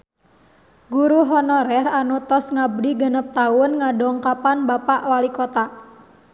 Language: Sundanese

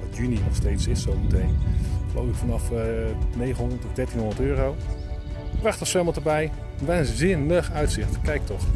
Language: Dutch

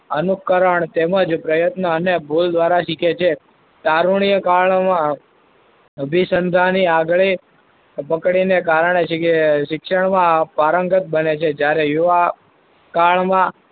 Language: Gujarati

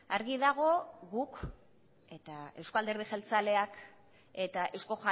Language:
Basque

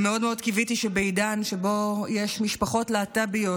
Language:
Hebrew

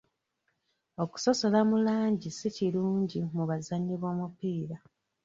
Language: Ganda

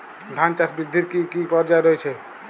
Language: Bangla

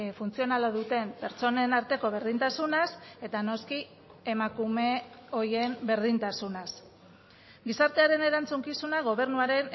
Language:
Basque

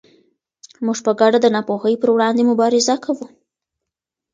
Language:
Pashto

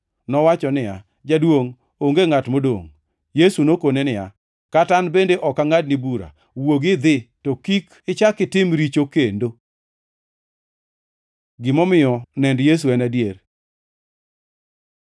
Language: Luo (Kenya and Tanzania)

